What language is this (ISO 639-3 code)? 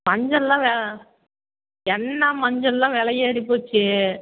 tam